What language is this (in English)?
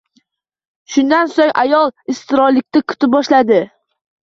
Uzbek